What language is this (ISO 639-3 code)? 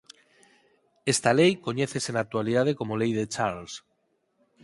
glg